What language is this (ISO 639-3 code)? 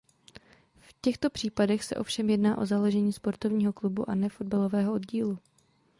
ces